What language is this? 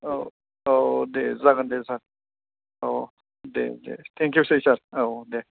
Bodo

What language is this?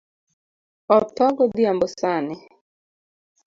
Luo (Kenya and Tanzania)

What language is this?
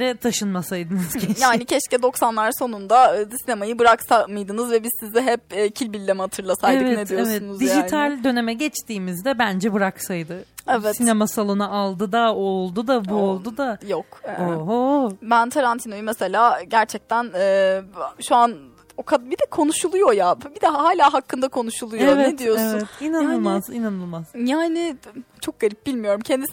Turkish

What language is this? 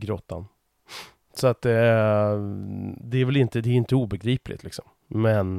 Swedish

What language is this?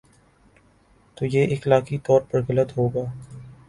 Urdu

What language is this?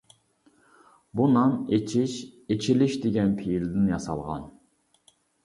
Uyghur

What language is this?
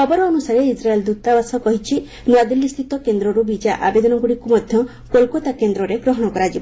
Odia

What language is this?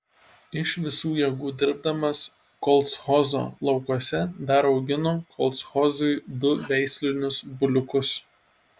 Lithuanian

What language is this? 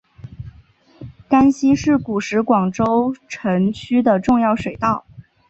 Chinese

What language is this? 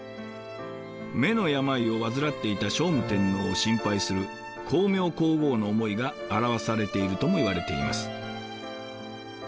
Japanese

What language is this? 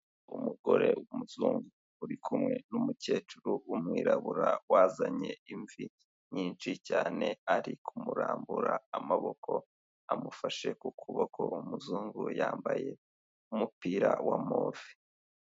Kinyarwanda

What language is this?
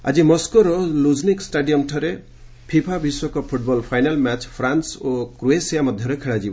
Odia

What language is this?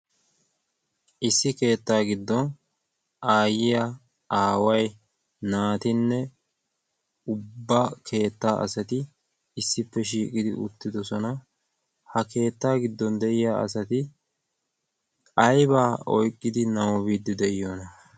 Wolaytta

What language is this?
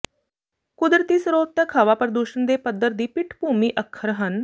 Punjabi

